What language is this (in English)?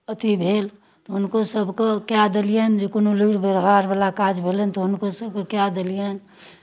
Maithili